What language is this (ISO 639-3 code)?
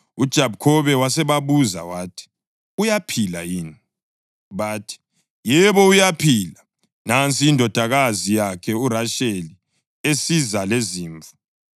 nde